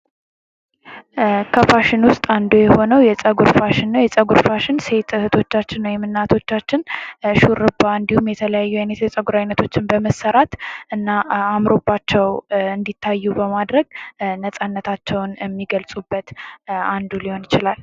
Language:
Amharic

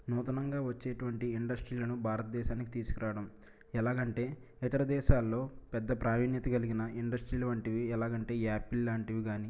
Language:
Telugu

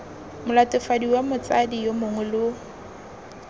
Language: Tswana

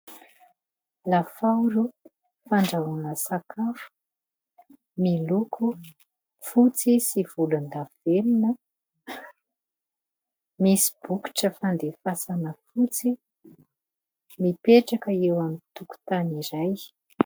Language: Malagasy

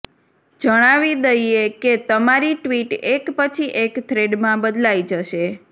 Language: Gujarati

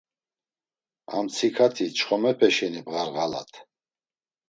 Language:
Laz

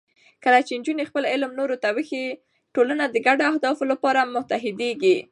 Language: Pashto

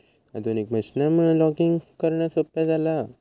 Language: Marathi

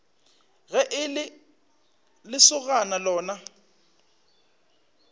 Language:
Northern Sotho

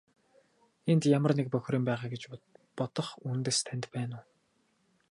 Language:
Mongolian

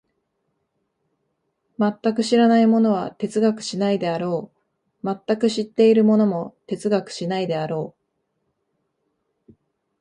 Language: Japanese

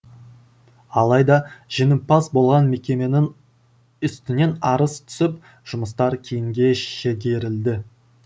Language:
Kazakh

